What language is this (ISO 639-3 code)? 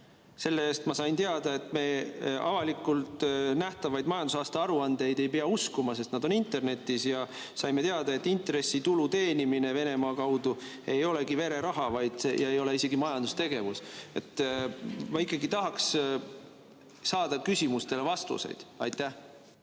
est